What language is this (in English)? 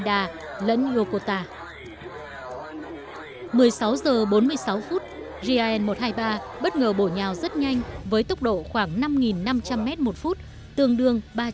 Vietnamese